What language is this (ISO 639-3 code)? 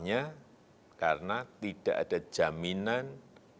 ind